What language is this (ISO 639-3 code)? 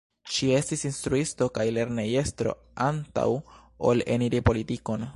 epo